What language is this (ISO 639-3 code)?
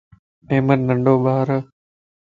lss